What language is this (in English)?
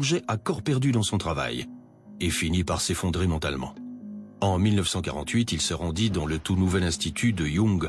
French